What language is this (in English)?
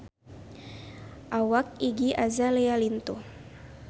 Sundanese